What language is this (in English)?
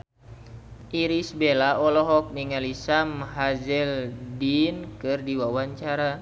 Sundanese